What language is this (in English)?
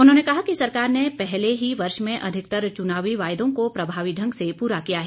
Hindi